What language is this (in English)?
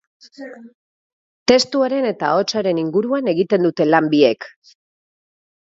Basque